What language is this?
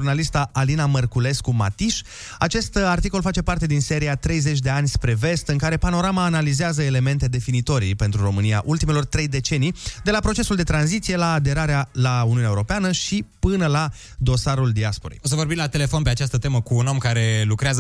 Romanian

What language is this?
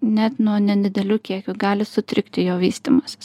Lithuanian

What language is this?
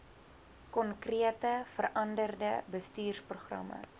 Afrikaans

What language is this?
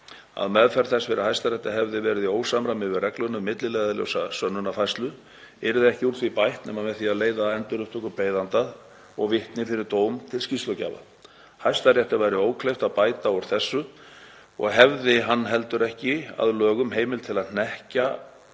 Icelandic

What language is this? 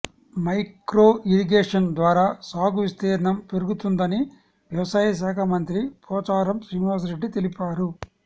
Telugu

